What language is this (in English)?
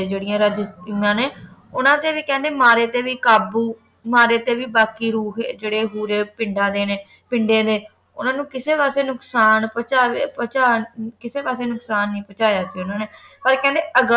Punjabi